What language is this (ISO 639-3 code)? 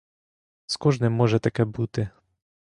ukr